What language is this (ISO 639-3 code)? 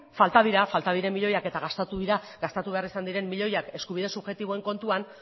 eus